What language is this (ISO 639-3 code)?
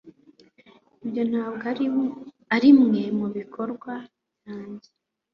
kin